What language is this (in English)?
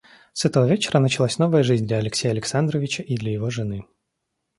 Russian